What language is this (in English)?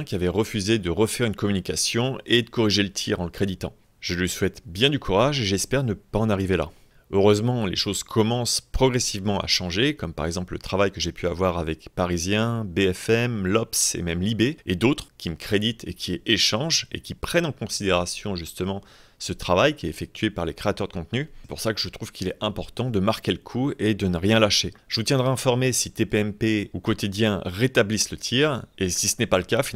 French